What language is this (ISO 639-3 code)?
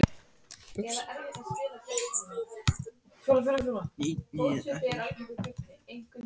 isl